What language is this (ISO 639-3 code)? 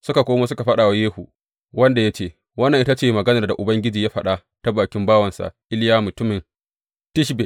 hau